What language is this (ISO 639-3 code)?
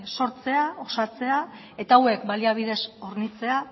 eus